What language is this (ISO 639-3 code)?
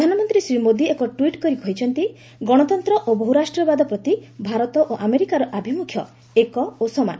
ori